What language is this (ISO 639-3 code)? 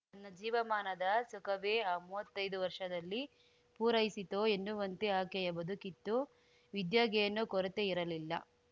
kan